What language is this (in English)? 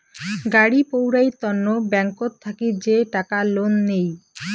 Bangla